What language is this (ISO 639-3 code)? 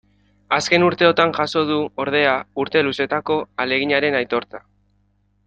eus